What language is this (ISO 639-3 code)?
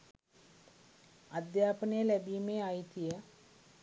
sin